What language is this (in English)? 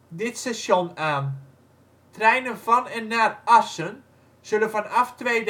Dutch